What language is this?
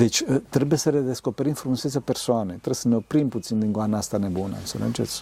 Romanian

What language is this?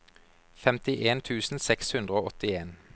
Norwegian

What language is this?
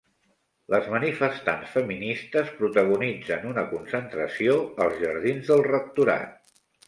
Catalan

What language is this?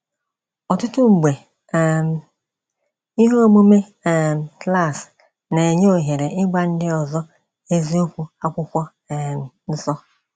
Igbo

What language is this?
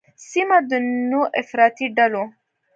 Pashto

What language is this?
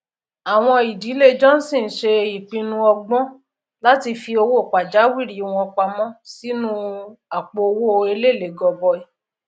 Yoruba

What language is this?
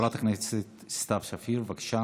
Hebrew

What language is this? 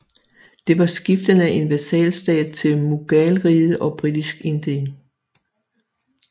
Danish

